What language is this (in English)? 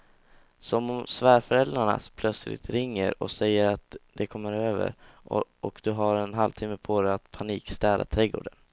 Swedish